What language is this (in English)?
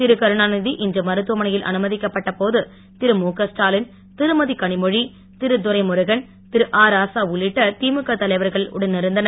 Tamil